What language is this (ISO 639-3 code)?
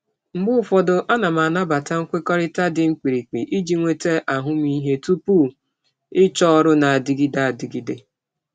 ibo